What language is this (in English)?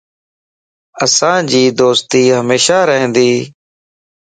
Lasi